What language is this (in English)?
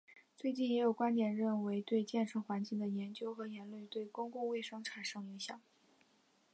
Chinese